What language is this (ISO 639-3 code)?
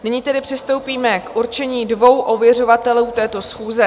ces